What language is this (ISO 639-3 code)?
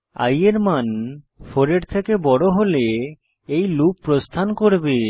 ben